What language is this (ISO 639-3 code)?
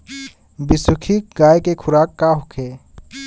bho